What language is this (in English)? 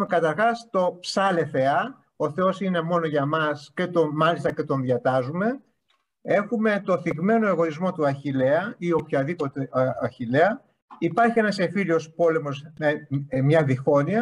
Greek